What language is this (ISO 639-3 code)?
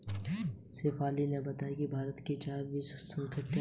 hin